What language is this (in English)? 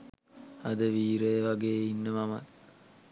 Sinhala